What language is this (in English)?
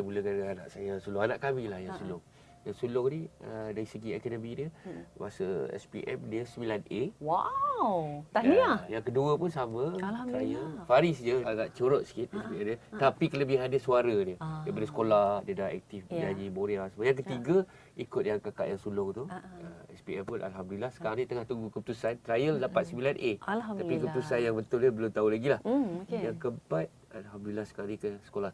Malay